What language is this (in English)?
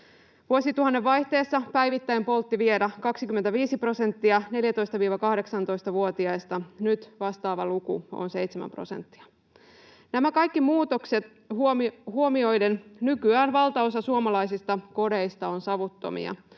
Finnish